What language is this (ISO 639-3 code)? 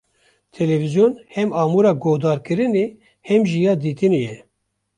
kur